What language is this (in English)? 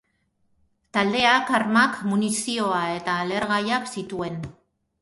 Basque